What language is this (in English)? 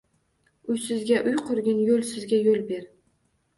Uzbek